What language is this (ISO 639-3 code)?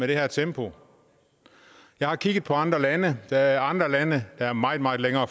dan